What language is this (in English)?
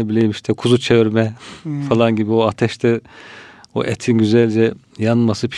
Turkish